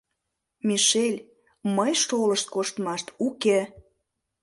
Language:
Mari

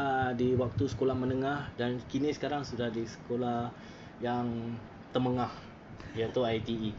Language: Malay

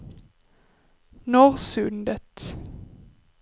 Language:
Swedish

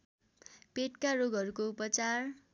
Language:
Nepali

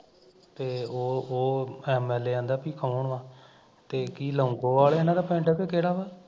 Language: Punjabi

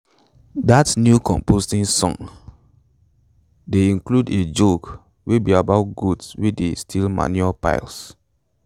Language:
Nigerian Pidgin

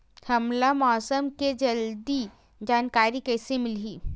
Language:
Chhattisgarhi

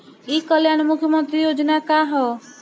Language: Bhojpuri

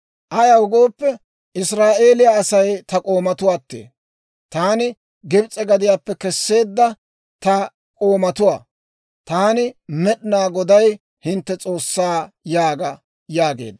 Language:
Dawro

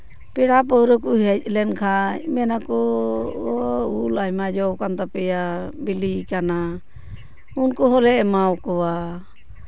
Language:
Santali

